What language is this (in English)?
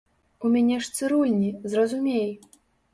Belarusian